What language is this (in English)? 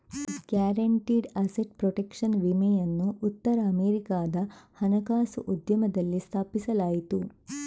Kannada